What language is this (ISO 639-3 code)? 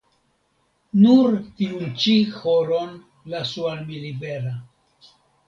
epo